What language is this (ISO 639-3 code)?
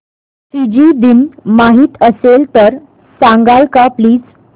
mar